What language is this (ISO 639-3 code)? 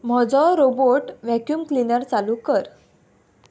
kok